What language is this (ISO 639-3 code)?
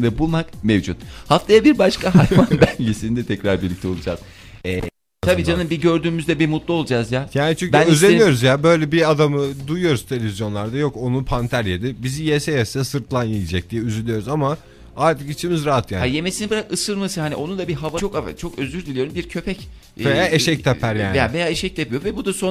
tur